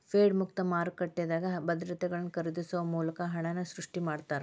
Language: Kannada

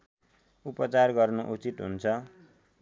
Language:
Nepali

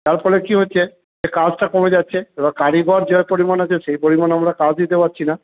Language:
Bangla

